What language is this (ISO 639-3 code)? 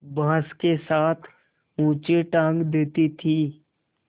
hin